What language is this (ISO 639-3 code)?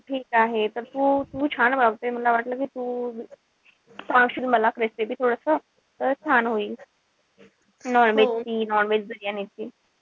mar